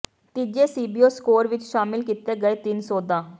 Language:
Punjabi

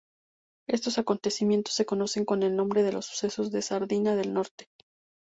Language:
Spanish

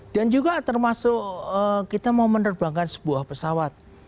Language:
Indonesian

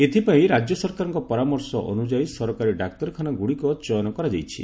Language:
Odia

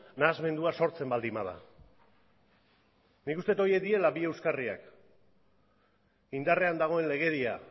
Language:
Basque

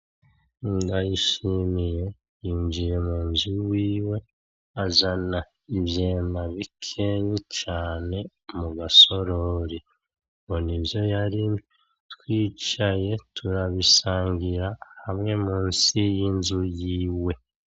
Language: Rundi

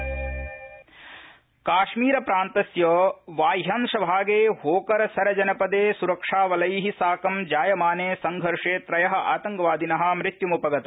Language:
Sanskrit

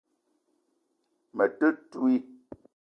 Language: Eton (Cameroon)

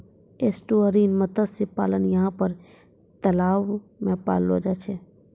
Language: Maithili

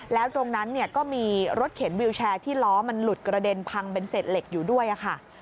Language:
Thai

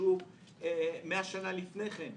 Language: Hebrew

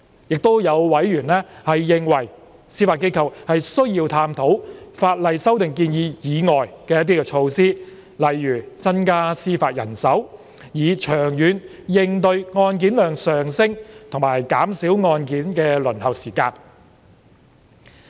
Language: Cantonese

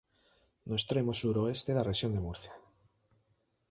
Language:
Galician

